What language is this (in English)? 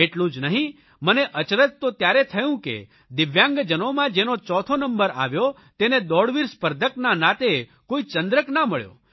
Gujarati